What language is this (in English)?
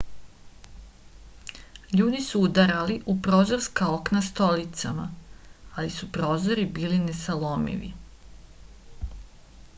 Serbian